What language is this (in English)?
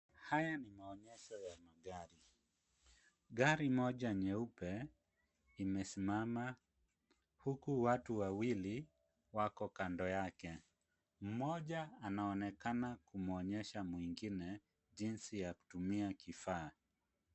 Swahili